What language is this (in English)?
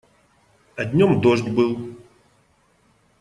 Russian